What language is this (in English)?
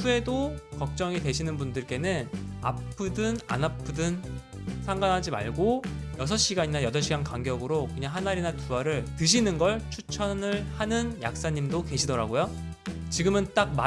Korean